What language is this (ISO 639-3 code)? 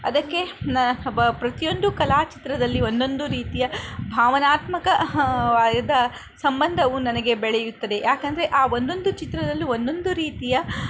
kan